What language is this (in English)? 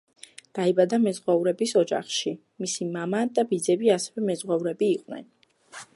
Georgian